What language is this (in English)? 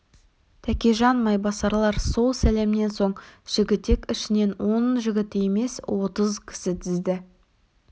Kazakh